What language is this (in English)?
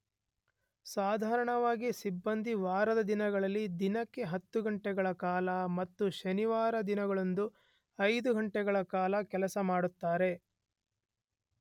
Kannada